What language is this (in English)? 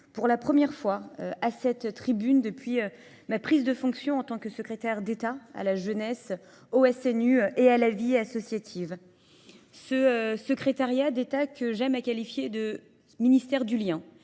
French